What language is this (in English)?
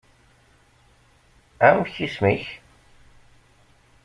Kabyle